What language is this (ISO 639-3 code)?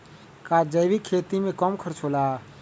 mag